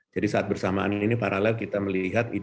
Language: Indonesian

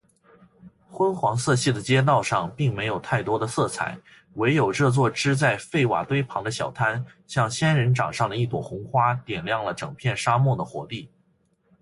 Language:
Chinese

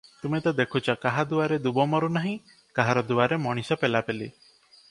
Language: Odia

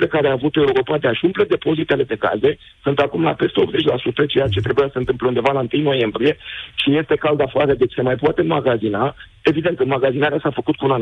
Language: Romanian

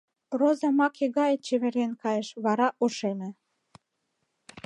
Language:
Mari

